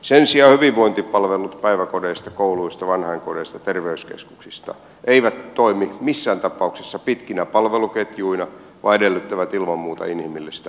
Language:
Finnish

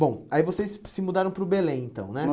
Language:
Portuguese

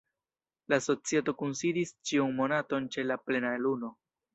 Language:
Esperanto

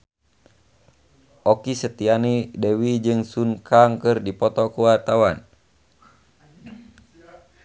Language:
Sundanese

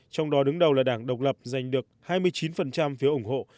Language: Vietnamese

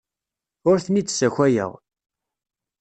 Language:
Kabyle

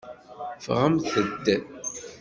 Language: Kabyle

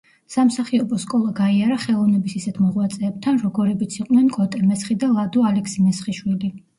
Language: Georgian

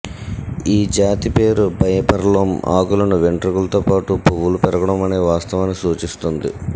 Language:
Telugu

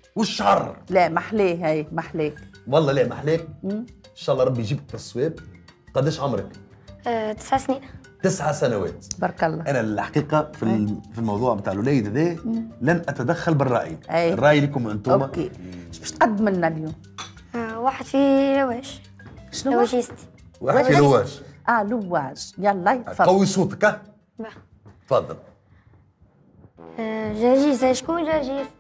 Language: Arabic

